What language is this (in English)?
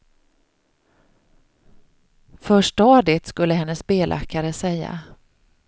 Swedish